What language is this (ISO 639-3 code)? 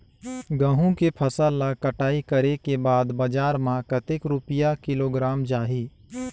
hne